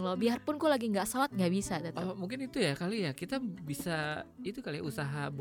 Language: Indonesian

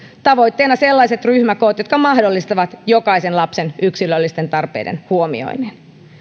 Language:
Finnish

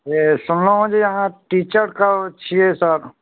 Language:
Maithili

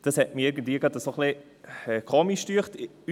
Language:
Swiss German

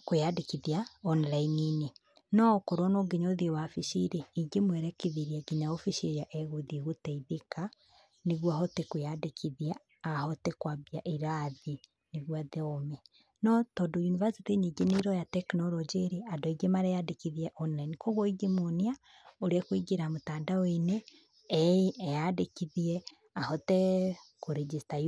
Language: Kikuyu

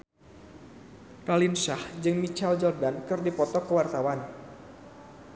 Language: Sundanese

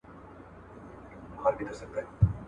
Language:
Pashto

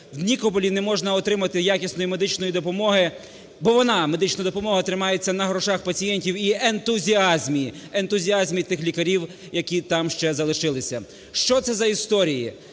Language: Ukrainian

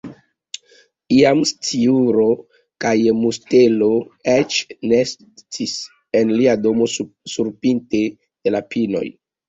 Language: Esperanto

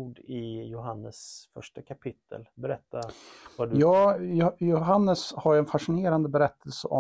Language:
Swedish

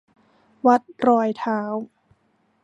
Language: Thai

